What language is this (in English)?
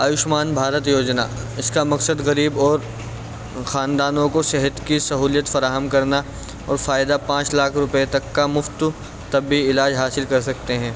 Urdu